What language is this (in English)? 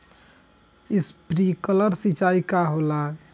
Bhojpuri